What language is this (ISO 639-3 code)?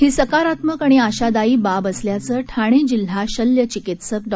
mar